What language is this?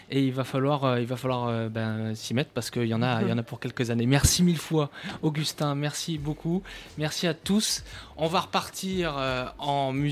French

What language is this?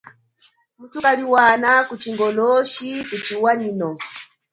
Chokwe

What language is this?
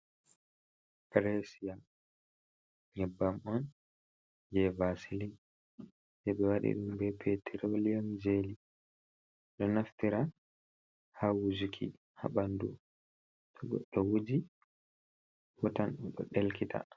Fula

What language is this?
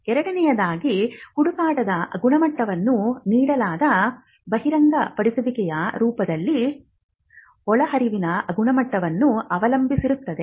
Kannada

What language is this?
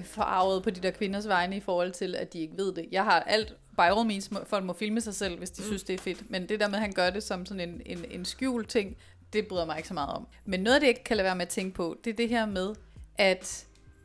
Danish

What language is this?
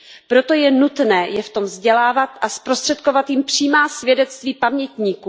Czech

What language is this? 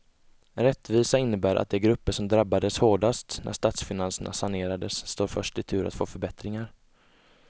Swedish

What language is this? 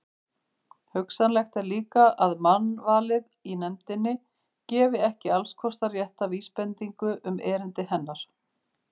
Icelandic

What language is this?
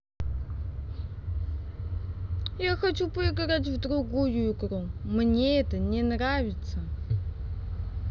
Russian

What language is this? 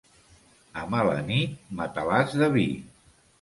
Catalan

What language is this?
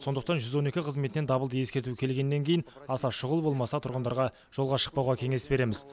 Kazakh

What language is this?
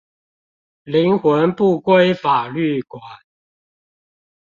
Chinese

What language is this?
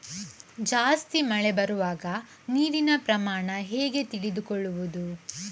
Kannada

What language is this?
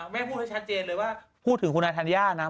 Thai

